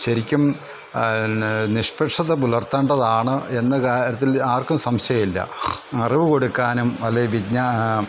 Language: Malayalam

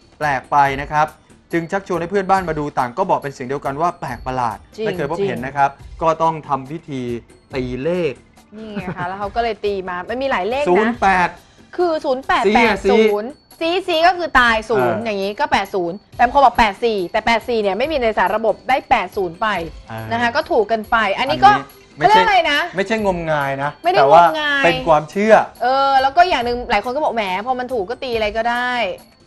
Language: Thai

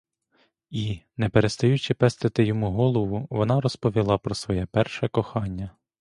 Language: Ukrainian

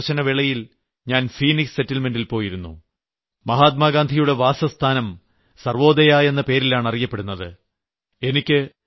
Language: Malayalam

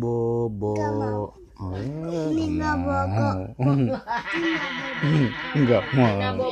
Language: Indonesian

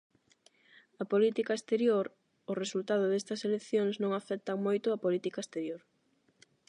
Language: Galician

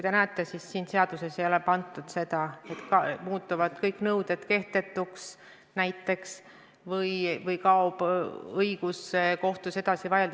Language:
Estonian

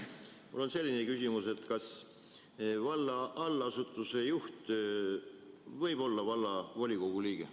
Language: Estonian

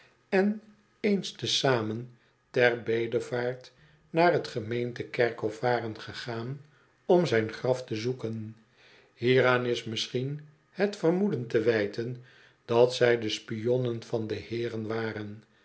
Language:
Dutch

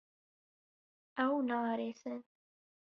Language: Kurdish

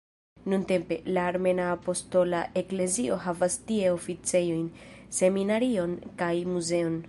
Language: Esperanto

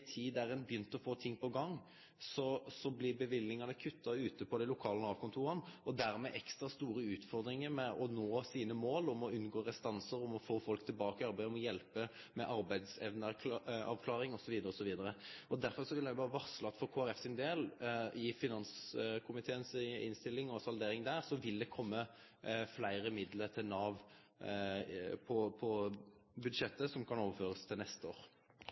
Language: Norwegian Nynorsk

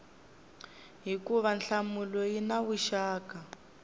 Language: Tsonga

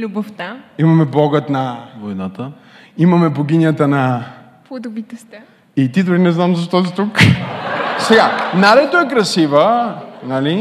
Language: Bulgarian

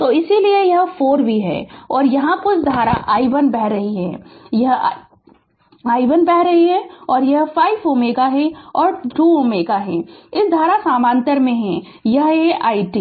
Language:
Hindi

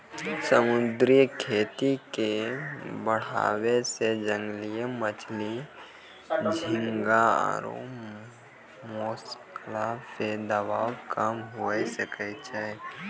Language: Maithili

